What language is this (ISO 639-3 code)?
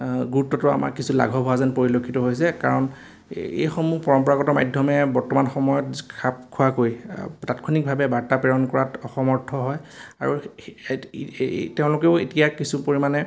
asm